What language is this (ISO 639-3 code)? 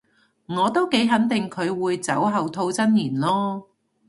yue